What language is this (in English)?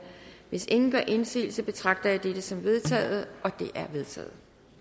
Danish